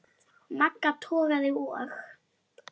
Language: Icelandic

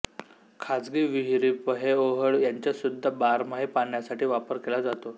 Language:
Marathi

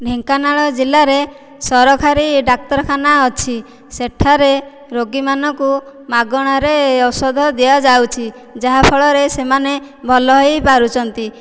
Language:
Odia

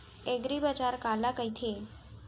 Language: Chhattisgarhi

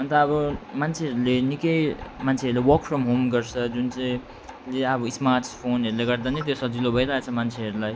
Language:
Nepali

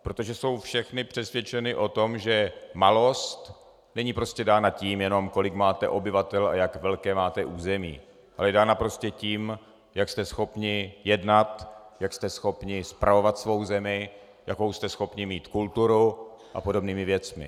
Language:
Czech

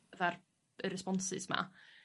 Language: Welsh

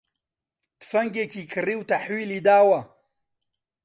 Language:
Central Kurdish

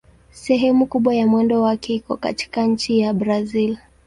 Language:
Swahili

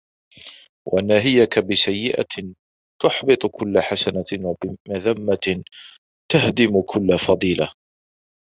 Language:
Arabic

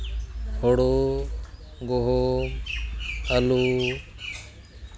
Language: Santali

